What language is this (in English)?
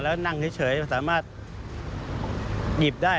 Thai